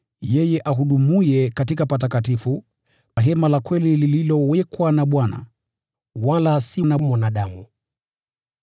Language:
Swahili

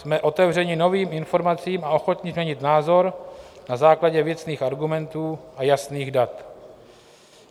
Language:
Czech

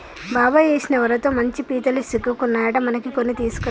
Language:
Telugu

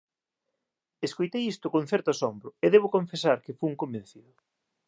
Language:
Galician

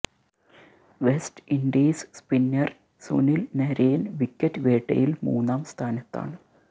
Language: Malayalam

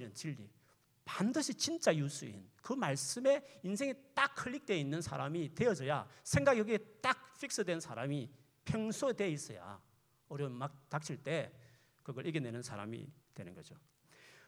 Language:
Korean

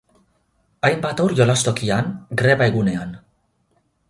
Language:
Basque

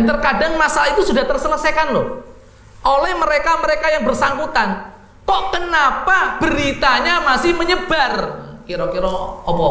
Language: Indonesian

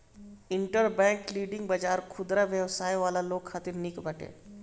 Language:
Bhojpuri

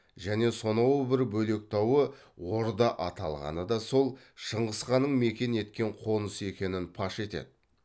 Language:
Kazakh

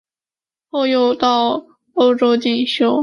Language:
Chinese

